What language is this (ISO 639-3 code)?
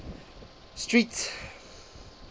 eng